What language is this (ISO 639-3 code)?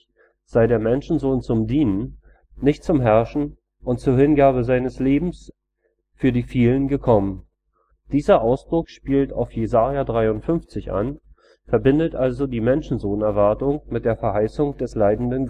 deu